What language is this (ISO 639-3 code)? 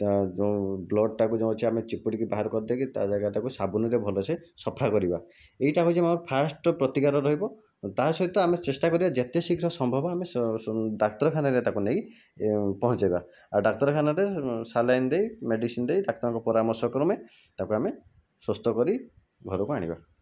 ori